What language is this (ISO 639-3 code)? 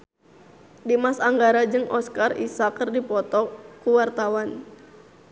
sun